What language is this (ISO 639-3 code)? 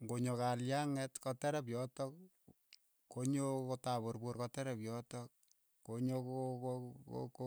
eyo